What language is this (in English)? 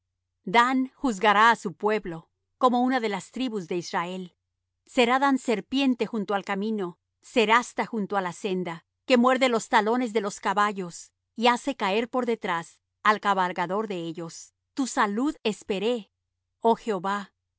Spanish